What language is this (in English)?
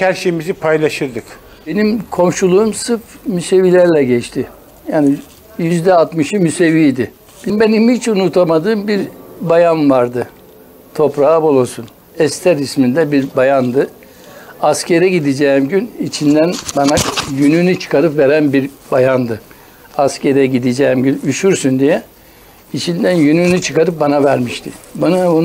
Turkish